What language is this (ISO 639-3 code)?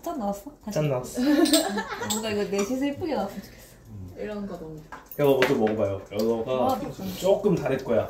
kor